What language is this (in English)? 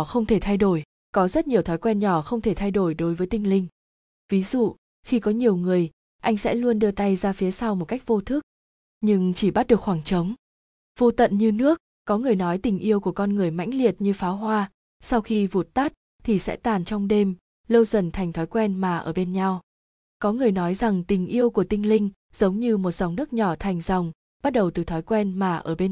Vietnamese